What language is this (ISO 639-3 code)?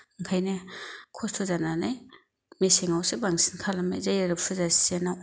brx